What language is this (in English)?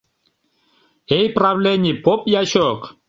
Mari